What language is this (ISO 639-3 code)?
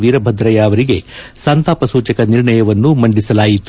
kan